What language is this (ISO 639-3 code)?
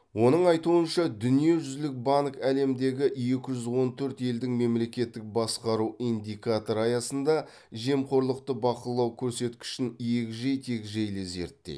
kaz